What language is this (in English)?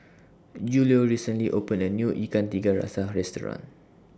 English